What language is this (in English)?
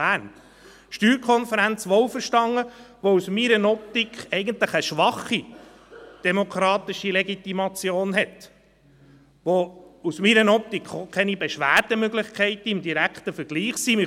Swiss German